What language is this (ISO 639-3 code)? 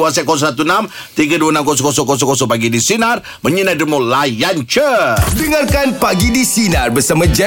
msa